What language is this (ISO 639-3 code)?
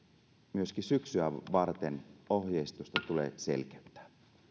fin